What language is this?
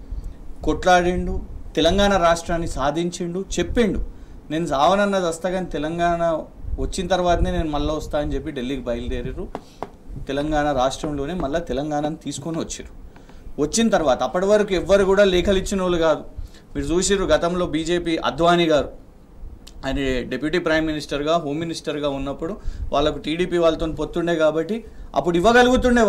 Telugu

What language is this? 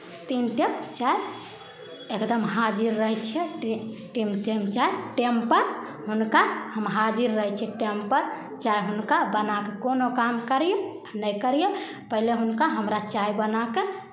Maithili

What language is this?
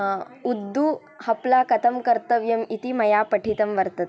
Sanskrit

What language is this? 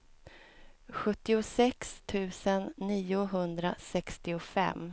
Swedish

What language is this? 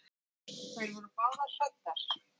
Icelandic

